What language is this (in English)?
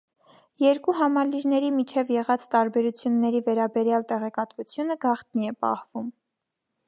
Armenian